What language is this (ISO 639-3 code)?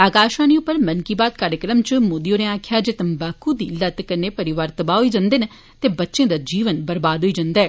doi